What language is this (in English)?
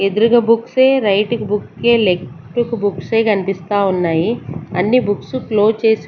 Telugu